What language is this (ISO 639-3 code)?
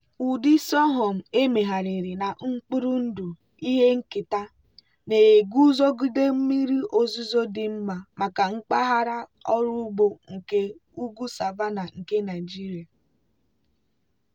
ibo